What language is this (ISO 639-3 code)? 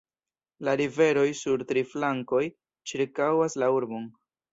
epo